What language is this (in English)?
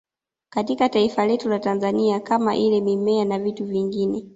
Swahili